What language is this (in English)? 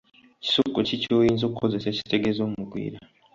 Ganda